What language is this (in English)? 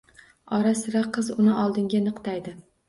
Uzbek